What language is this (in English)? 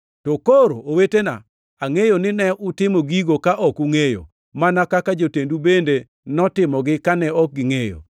Luo (Kenya and Tanzania)